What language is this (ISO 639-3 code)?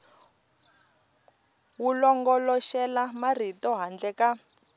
tso